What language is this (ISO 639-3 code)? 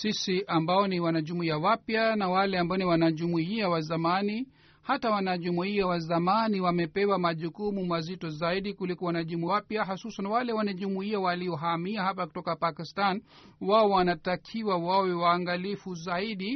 swa